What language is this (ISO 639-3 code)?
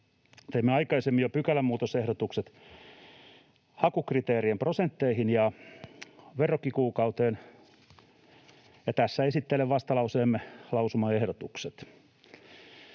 fin